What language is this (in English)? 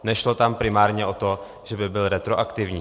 Czech